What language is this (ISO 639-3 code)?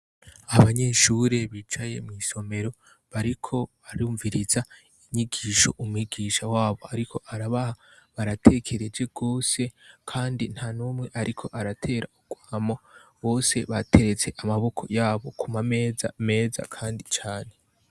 run